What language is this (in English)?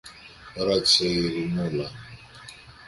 Greek